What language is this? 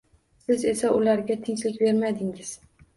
Uzbek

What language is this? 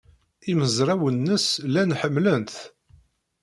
Kabyle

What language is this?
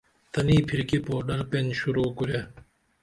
Dameli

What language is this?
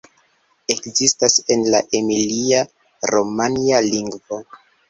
Esperanto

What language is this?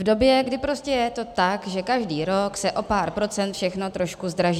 Czech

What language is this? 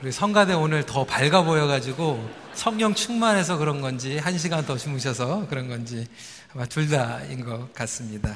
Korean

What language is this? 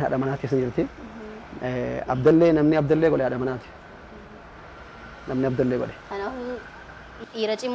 Arabic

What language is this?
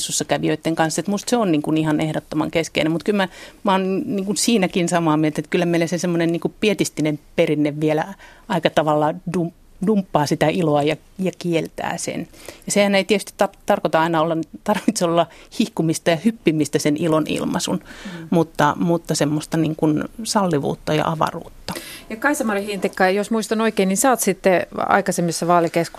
Finnish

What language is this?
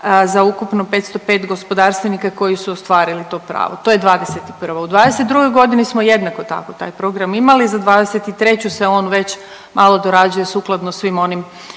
Croatian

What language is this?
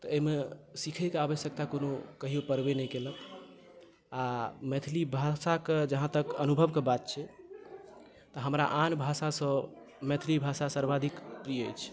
Maithili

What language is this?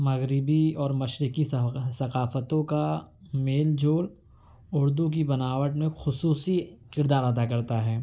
Urdu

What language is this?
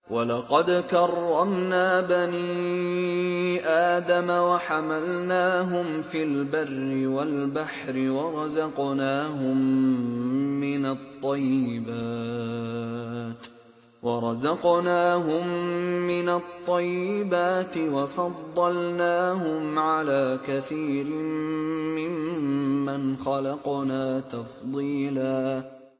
Arabic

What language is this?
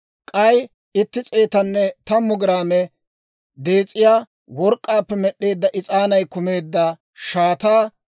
Dawro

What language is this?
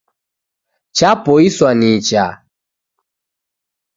Taita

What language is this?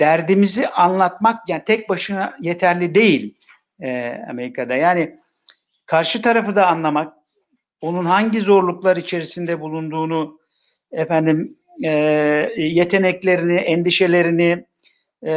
Turkish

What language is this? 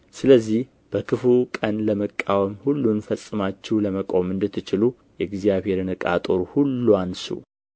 Amharic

